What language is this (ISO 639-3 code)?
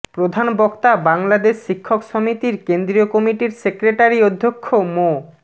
ben